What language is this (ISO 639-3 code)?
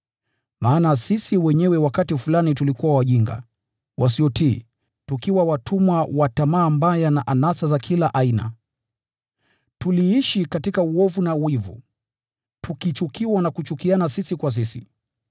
swa